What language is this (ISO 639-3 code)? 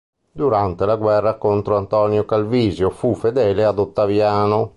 ita